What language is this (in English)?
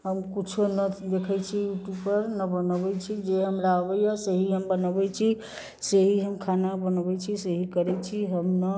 Maithili